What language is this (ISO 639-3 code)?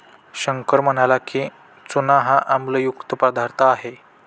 mar